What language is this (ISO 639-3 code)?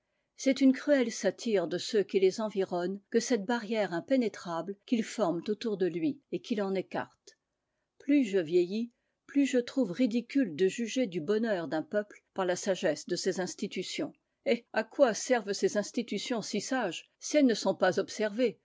fra